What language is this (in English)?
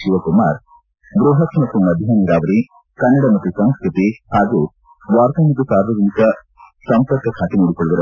Kannada